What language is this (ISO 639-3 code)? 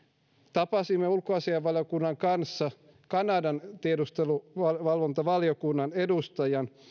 fin